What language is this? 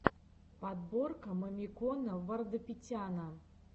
Russian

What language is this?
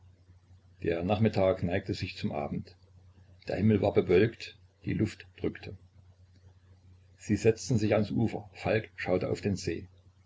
German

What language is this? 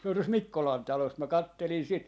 Finnish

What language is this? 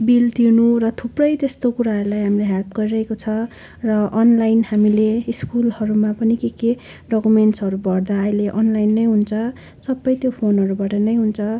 Nepali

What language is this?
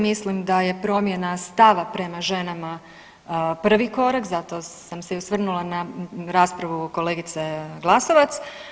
Croatian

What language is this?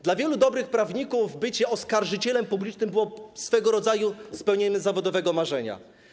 Polish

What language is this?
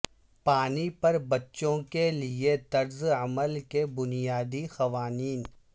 Urdu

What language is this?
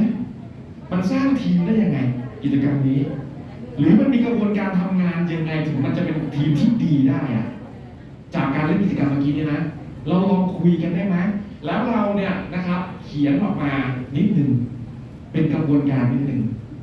Thai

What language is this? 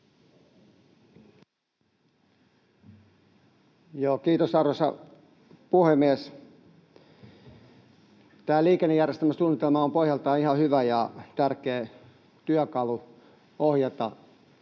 Finnish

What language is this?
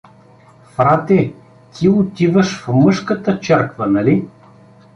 Bulgarian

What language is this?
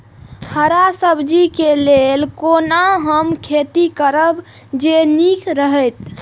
Maithili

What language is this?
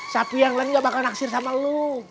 Indonesian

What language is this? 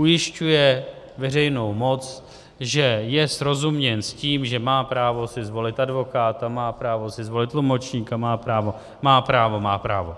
Czech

